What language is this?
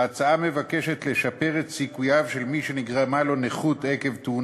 Hebrew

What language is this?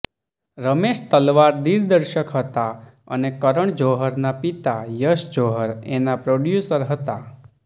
Gujarati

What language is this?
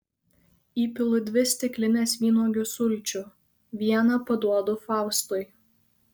Lithuanian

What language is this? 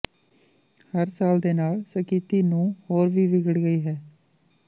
Punjabi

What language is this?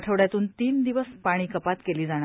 Marathi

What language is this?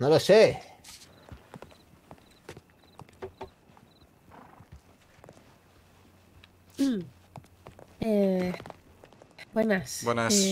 Spanish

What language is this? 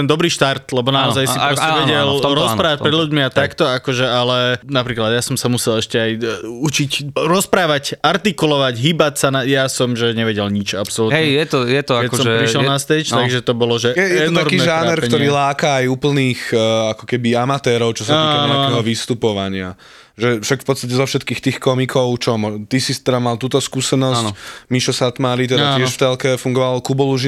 Slovak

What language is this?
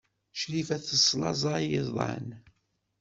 Kabyle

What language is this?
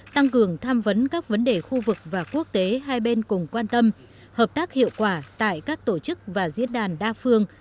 Vietnamese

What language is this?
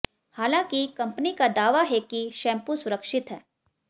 Hindi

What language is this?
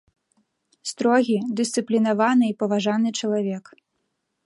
Belarusian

